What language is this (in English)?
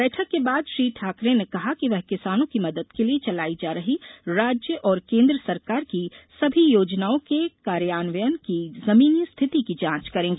Hindi